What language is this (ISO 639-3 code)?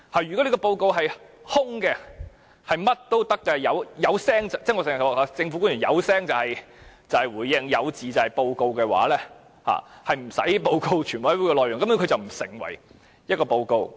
yue